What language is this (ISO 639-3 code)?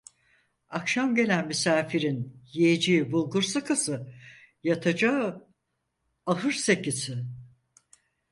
tur